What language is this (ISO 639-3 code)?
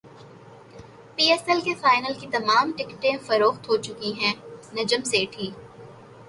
urd